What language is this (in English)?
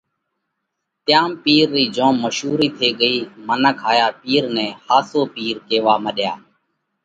Parkari Koli